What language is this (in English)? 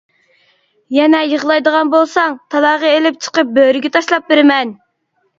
Uyghur